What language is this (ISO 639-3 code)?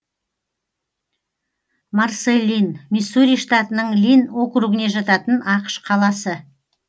kaz